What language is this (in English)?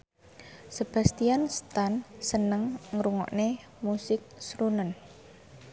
Javanese